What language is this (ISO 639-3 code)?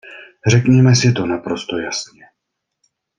ces